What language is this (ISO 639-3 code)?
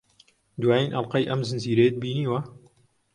ckb